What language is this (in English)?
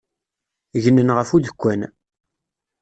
Kabyle